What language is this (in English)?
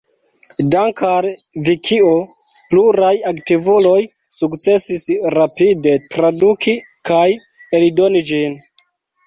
Esperanto